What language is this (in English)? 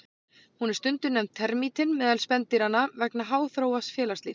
Icelandic